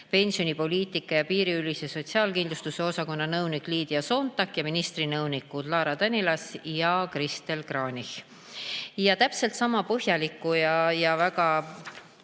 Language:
Estonian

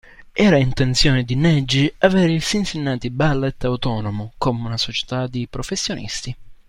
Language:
Italian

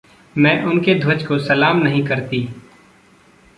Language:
Hindi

